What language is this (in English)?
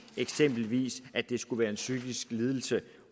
Danish